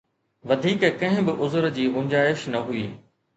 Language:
Sindhi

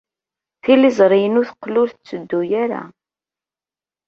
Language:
Kabyle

